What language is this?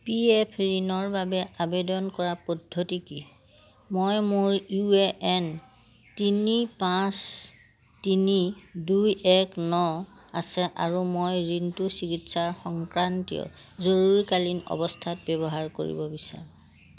Assamese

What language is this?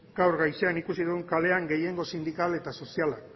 Basque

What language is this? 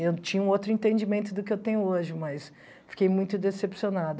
Portuguese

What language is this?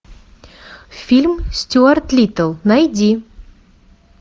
Russian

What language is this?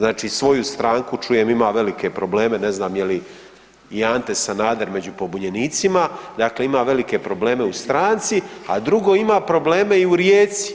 Croatian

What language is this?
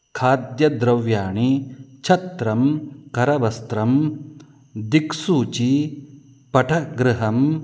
Sanskrit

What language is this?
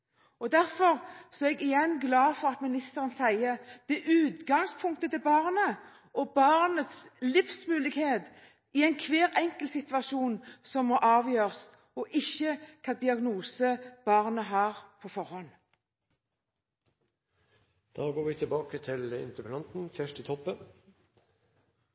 Norwegian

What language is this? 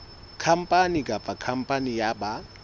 Southern Sotho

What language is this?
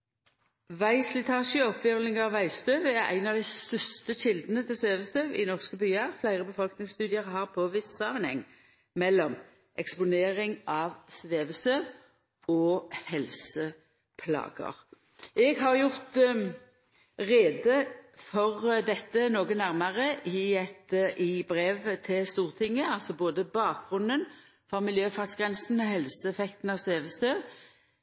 Norwegian Nynorsk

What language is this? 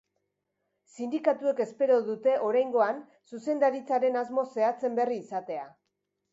Basque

